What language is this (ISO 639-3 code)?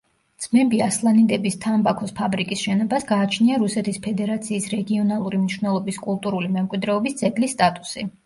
kat